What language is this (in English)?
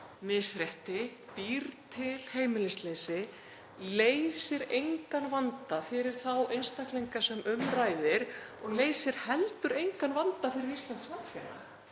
Icelandic